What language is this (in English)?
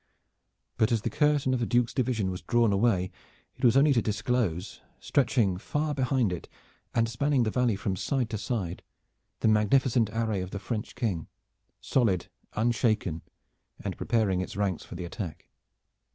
English